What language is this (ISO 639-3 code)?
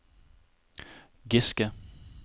nor